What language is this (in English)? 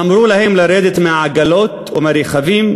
Hebrew